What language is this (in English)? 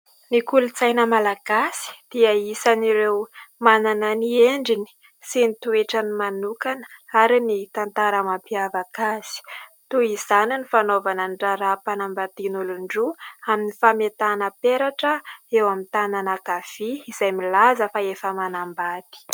Malagasy